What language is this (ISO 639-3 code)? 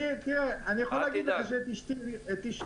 heb